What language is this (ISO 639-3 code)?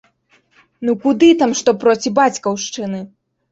bel